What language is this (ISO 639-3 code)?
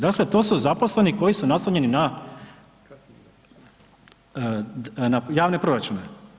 hrv